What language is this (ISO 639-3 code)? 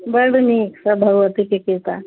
mai